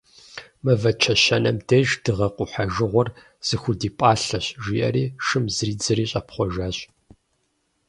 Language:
Kabardian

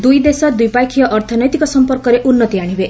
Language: Odia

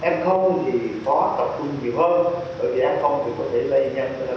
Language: Vietnamese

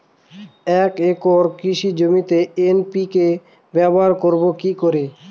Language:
Bangla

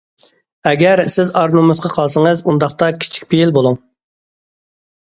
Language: Uyghur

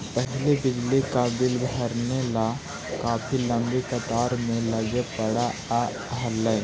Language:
Magahi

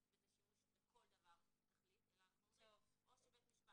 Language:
Hebrew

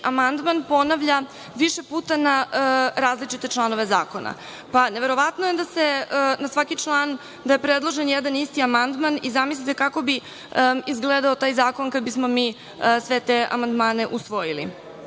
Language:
Serbian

